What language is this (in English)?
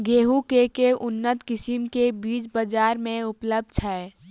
Maithili